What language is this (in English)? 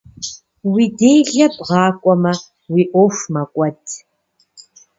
Kabardian